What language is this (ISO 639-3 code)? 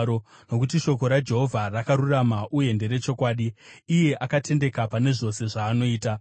sna